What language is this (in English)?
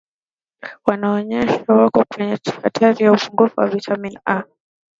Swahili